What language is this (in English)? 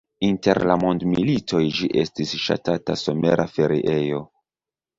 Esperanto